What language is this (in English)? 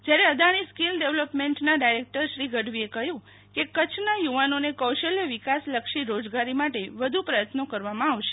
Gujarati